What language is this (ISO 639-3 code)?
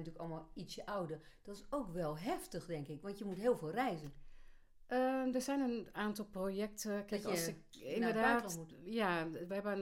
nld